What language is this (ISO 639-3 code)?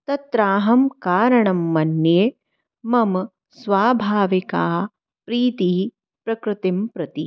san